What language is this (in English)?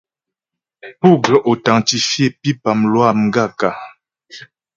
Ghomala